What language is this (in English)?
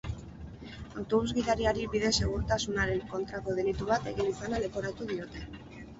Basque